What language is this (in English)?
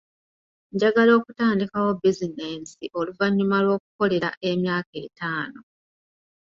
Ganda